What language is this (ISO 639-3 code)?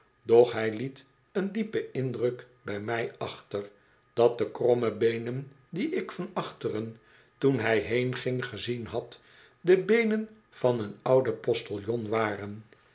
nld